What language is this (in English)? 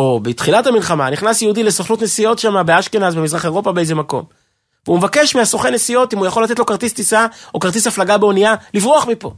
Hebrew